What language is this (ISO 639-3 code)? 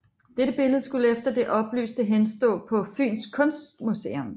dan